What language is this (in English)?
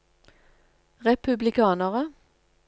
Norwegian